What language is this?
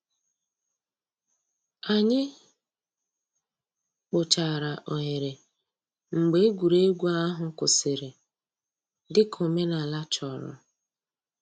Igbo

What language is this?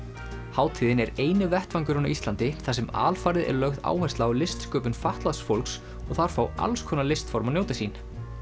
Icelandic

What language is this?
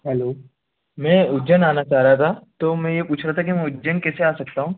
Hindi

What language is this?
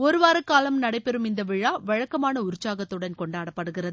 Tamil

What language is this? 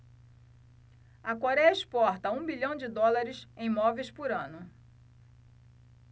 Portuguese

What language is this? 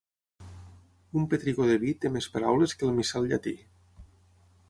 Catalan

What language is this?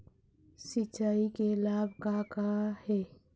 Chhattisgarhi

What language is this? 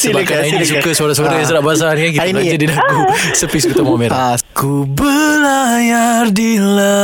Malay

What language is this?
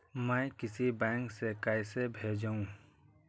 Magahi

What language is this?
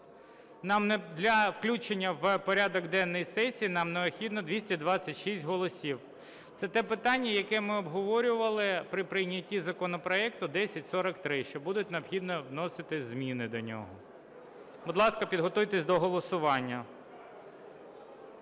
Ukrainian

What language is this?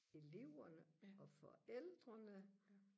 Danish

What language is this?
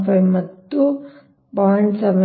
Kannada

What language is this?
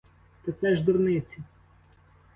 Ukrainian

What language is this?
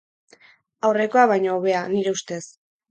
Basque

